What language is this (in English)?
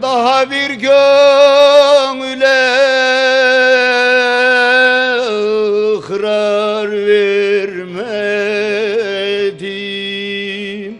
Turkish